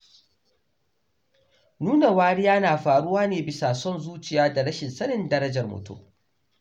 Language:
Hausa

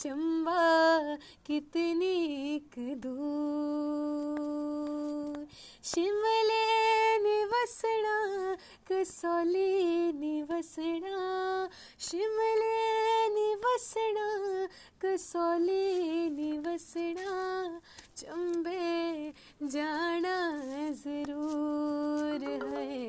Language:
Punjabi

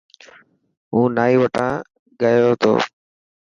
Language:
Dhatki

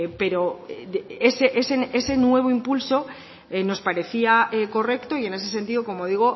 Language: Spanish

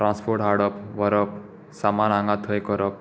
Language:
Konkani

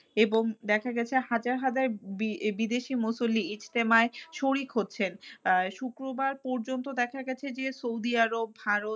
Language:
Bangla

